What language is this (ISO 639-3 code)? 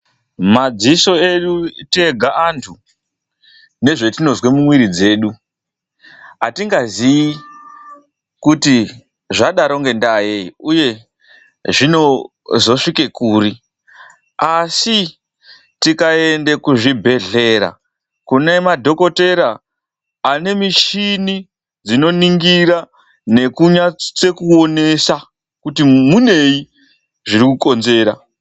ndc